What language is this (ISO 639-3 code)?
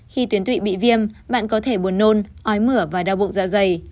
vie